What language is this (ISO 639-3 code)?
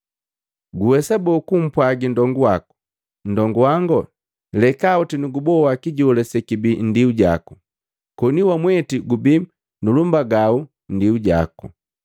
mgv